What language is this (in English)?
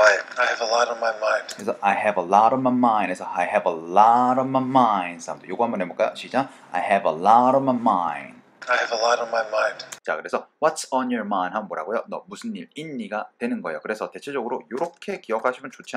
Korean